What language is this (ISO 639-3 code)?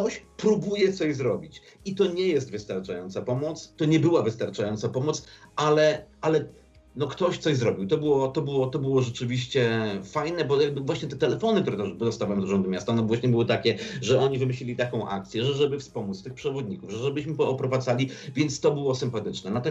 pol